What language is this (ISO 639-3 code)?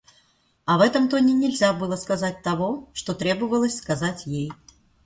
rus